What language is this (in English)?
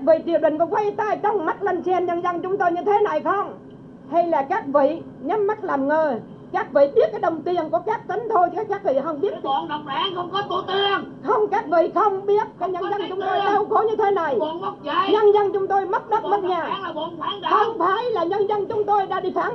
Vietnamese